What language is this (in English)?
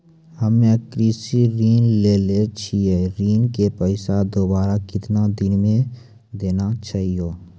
Maithili